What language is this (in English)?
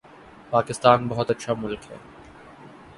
Urdu